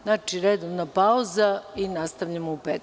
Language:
Serbian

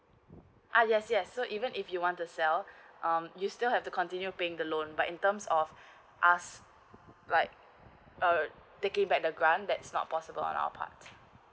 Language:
English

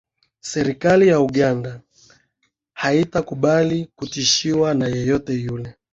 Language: Swahili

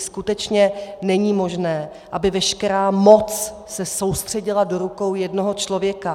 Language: Czech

